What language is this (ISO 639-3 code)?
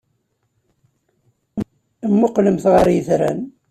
kab